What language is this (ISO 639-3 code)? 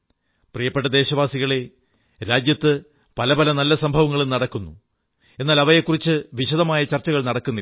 mal